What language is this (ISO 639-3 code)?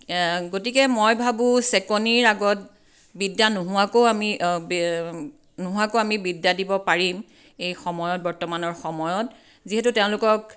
asm